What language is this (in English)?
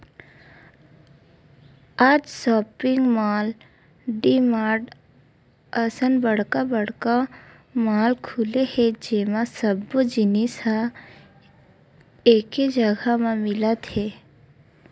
Chhattisgarhi